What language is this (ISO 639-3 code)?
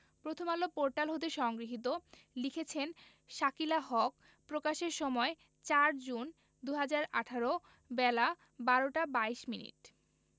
ben